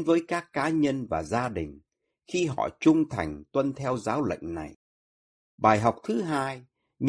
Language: Vietnamese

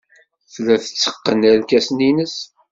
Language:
Kabyle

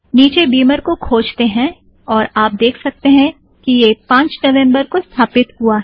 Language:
Hindi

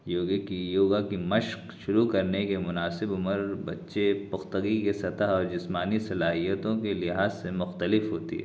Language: Urdu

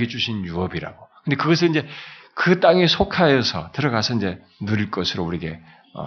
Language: Korean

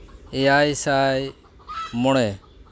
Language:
Santali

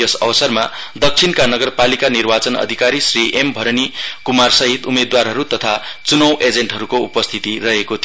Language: Nepali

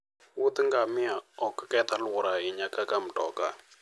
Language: Luo (Kenya and Tanzania)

